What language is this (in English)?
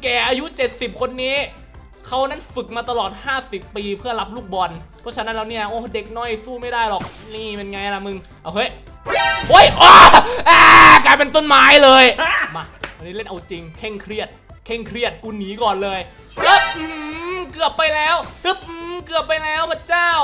Thai